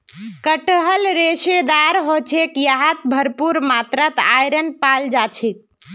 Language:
Magahi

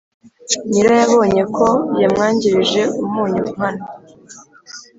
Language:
Kinyarwanda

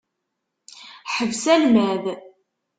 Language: Kabyle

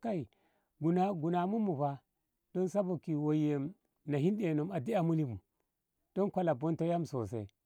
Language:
Ngamo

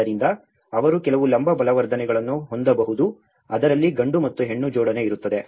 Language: Kannada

